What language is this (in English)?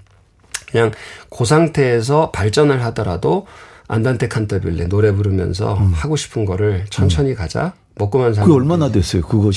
Korean